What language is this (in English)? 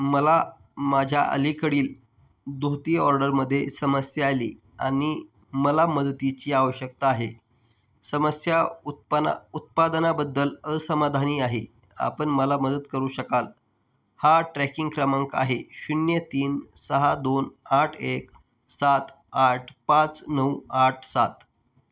Marathi